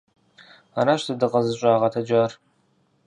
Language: Kabardian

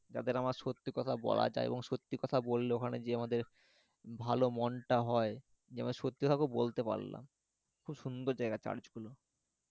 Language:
Bangla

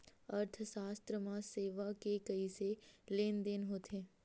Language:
Chhattisgarhi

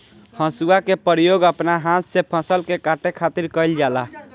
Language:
Bhojpuri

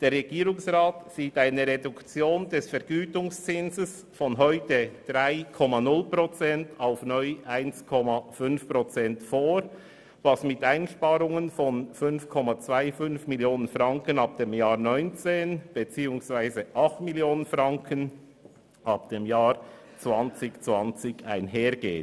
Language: Swiss German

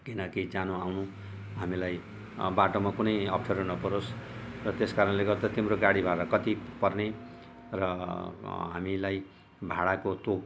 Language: Nepali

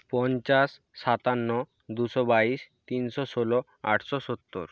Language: Bangla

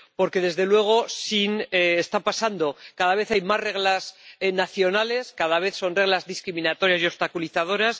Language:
Spanish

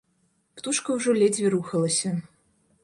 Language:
Belarusian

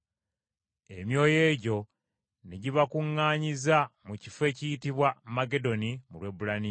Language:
Ganda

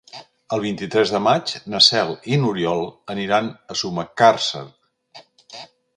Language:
Catalan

